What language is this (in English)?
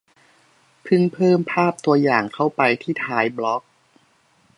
Thai